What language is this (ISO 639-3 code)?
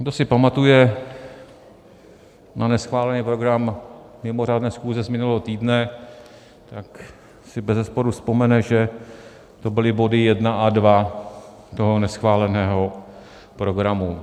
ces